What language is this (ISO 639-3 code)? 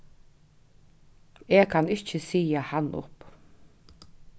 fao